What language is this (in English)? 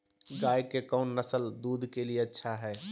Magahi